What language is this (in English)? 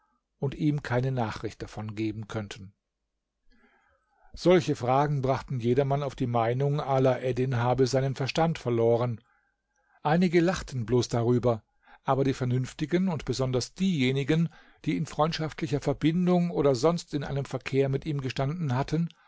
German